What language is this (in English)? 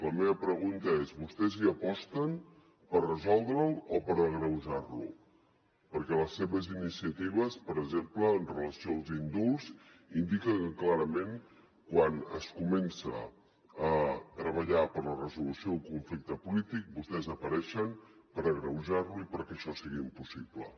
Catalan